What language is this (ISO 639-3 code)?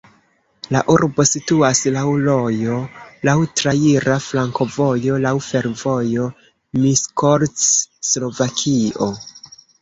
epo